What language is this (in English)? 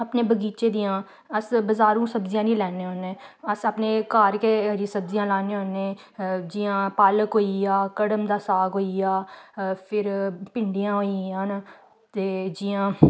Dogri